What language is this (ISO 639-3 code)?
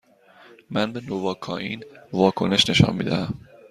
fas